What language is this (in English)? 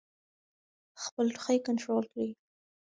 Pashto